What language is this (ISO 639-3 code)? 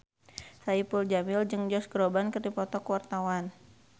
sun